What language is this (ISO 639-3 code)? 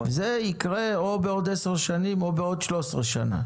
heb